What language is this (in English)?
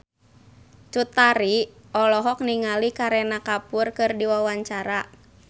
Sundanese